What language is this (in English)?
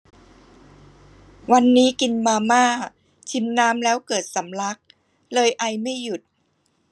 Thai